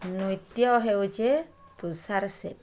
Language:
Odia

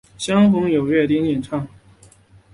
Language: Chinese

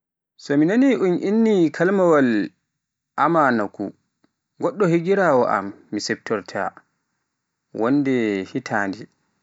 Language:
Pular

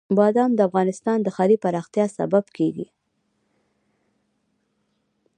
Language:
Pashto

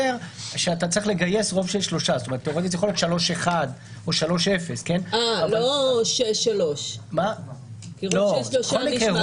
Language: Hebrew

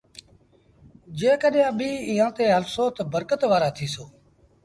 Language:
Sindhi Bhil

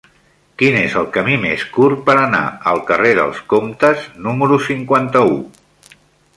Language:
Catalan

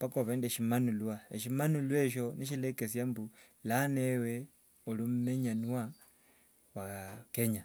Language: Wanga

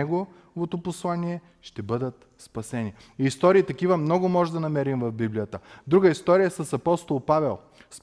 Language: Bulgarian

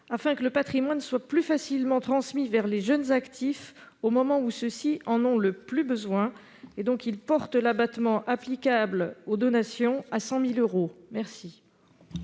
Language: French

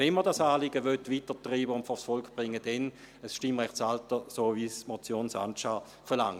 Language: Swiss German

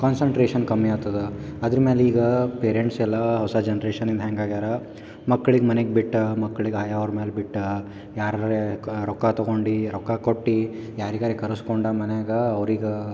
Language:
Kannada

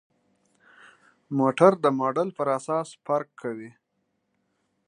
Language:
Pashto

